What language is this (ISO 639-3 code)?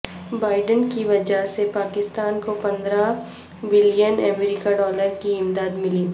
urd